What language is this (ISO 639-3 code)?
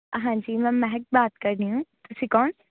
pan